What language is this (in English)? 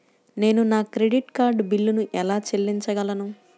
Telugu